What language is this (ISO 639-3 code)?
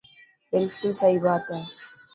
mki